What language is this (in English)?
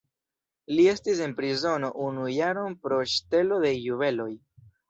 Esperanto